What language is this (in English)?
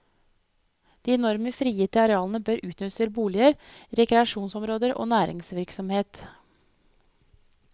Norwegian